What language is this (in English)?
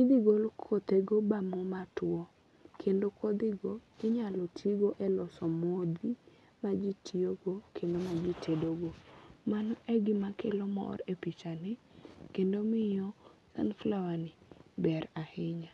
Luo (Kenya and Tanzania)